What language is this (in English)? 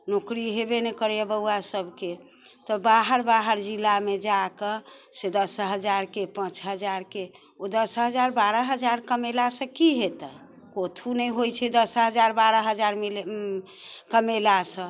Maithili